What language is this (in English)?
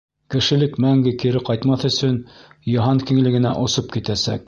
Bashkir